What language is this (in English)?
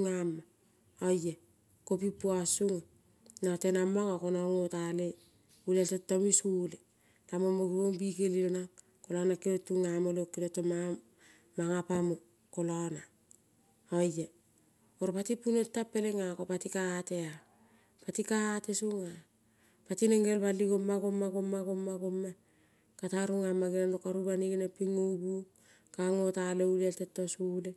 Kol (Papua New Guinea)